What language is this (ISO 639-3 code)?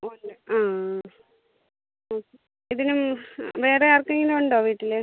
mal